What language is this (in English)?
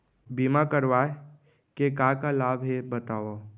Chhattisgarhi